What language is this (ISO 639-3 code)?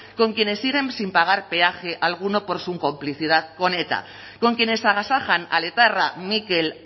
spa